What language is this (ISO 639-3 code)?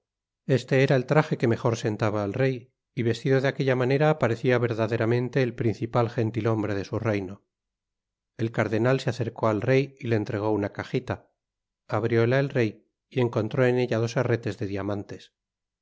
spa